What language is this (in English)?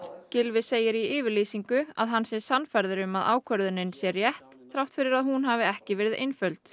Icelandic